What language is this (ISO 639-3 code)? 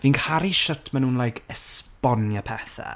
cym